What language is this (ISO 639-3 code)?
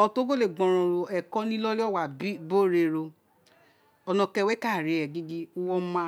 its